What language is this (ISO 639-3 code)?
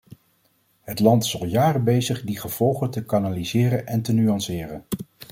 nld